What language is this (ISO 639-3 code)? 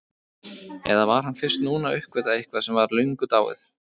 isl